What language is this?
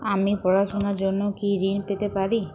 Bangla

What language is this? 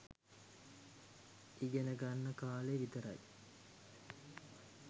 Sinhala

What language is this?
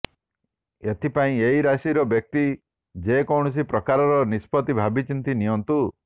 Odia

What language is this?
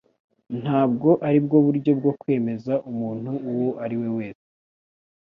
Kinyarwanda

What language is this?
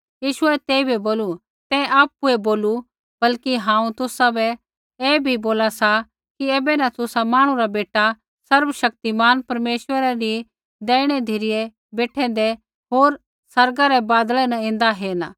Kullu Pahari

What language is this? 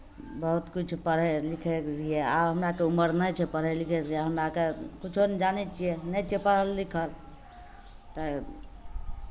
Maithili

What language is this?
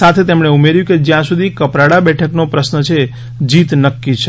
Gujarati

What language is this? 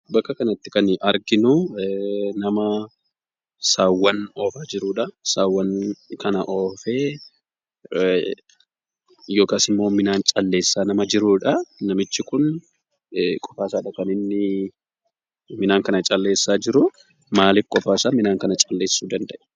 Oromo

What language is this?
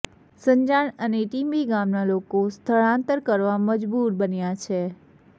Gujarati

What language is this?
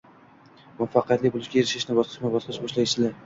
Uzbek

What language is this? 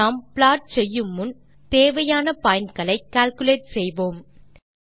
Tamil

